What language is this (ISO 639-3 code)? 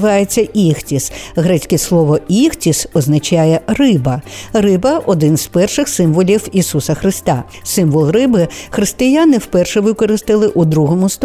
ukr